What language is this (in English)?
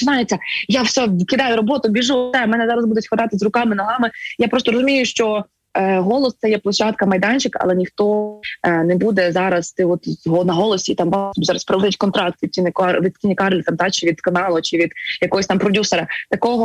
Ukrainian